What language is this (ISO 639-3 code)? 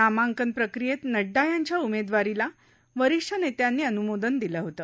mar